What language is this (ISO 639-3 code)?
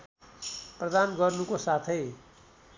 nep